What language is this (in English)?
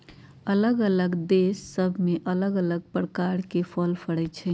Magahi